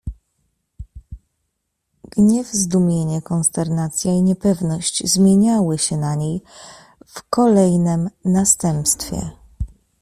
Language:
Polish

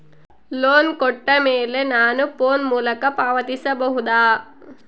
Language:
Kannada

